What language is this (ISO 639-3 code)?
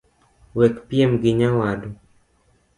luo